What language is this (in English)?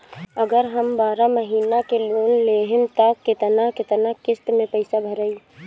Bhojpuri